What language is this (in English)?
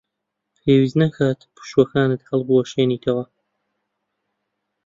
Central Kurdish